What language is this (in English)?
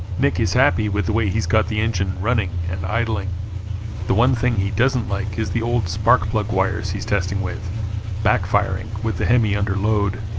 English